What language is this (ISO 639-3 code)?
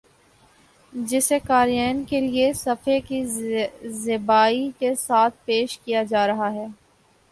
urd